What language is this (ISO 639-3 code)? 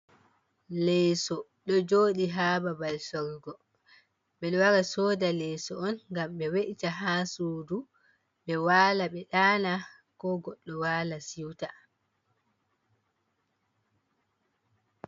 ful